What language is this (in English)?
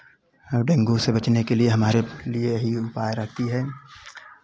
Hindi